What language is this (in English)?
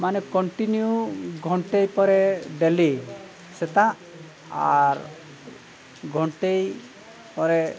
Santali